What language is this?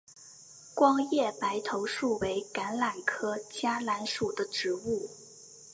Chinese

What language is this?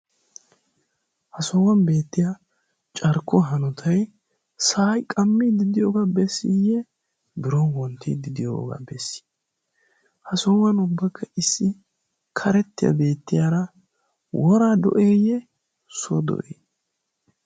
Wolaytta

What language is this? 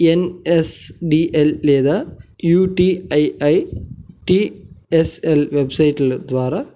Telugu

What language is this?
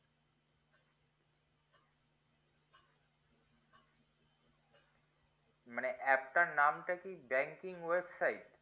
Bangla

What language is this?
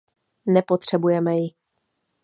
Czech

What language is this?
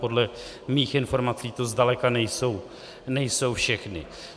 Czech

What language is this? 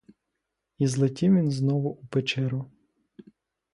Ukrainian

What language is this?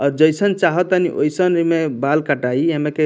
Bhojpuri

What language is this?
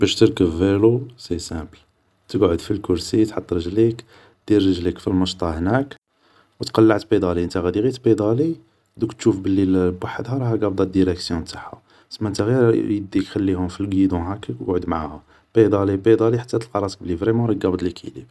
Algerian Arabic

